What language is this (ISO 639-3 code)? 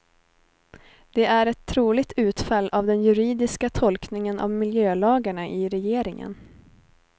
swe